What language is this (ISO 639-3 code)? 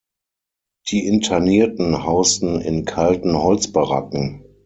deu